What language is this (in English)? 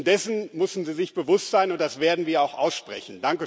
German